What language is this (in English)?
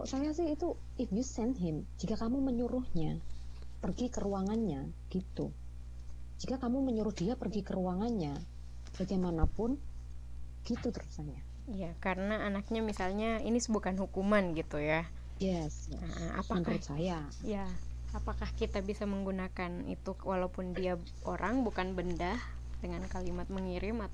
Indonesian